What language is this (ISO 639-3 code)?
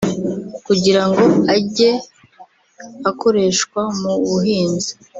kin